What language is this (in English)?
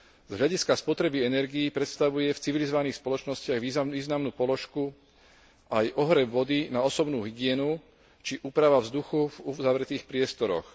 Slovak